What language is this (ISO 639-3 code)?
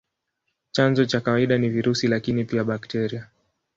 swa